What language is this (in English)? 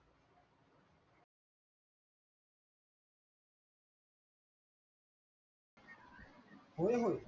Marathi